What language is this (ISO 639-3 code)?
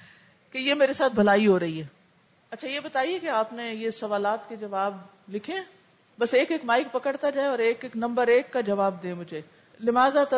urd